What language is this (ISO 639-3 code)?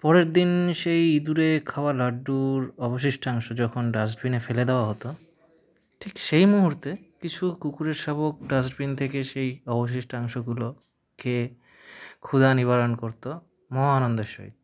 ben